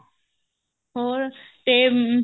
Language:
Punjabi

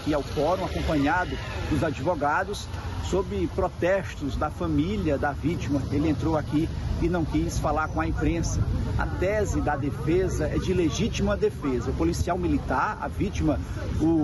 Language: Portuguese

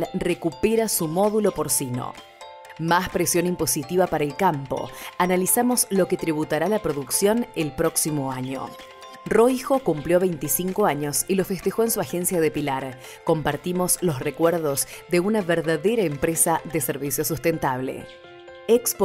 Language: Spanish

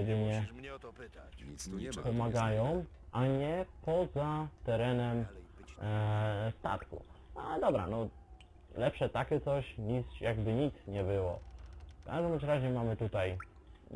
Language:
Polish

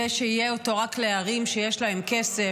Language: Hebrew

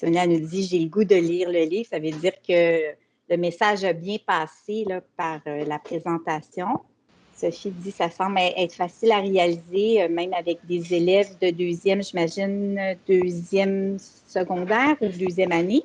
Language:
French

